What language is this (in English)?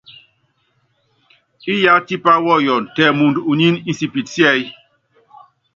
Yangben